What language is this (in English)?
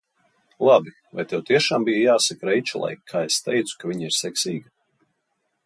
Latvian